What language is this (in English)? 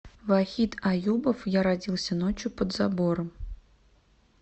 Russian